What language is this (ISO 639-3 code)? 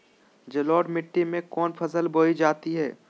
mag